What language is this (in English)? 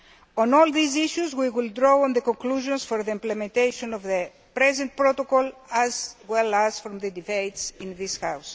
English